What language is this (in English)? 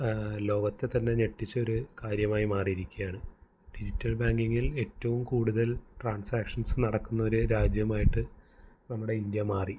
Malayalam